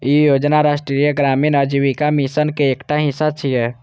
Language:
Maithili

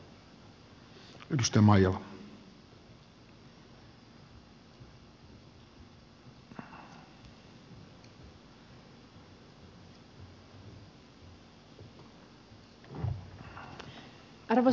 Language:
Finnish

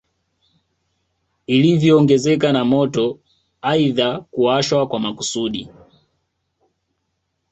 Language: Swahili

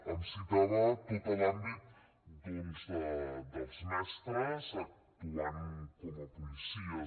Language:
Catalan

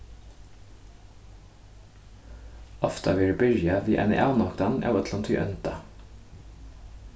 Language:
Faroese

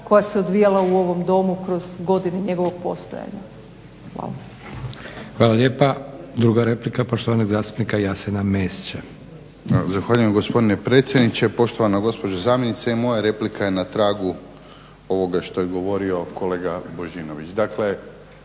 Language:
Croatian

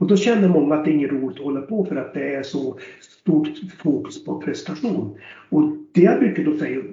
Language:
Swedish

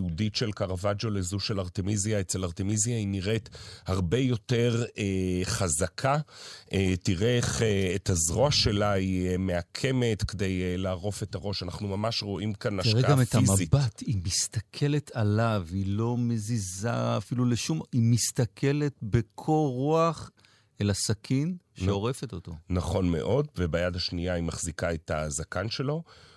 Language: Hebrew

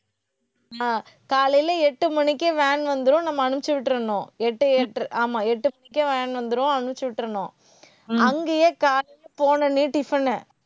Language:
Tamil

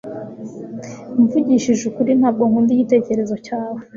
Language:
Kinyarwanda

